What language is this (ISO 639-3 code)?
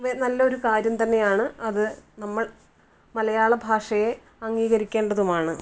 mal